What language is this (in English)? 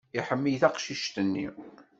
Kabyle